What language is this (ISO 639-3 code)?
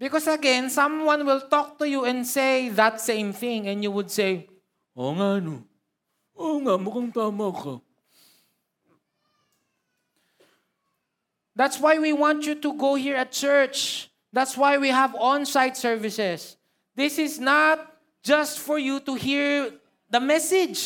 fil